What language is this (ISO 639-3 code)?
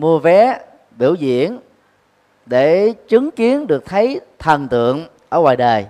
vie